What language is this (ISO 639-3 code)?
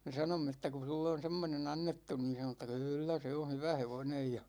fin